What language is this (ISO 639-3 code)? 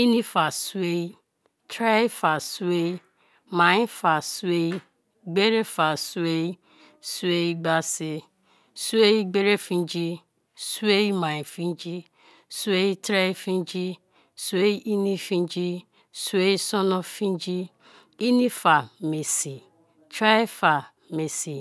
ijn